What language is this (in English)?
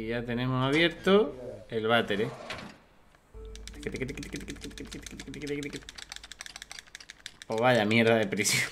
Spanish